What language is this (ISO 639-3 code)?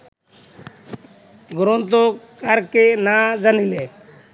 ben